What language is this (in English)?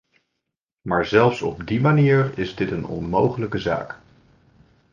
Dutch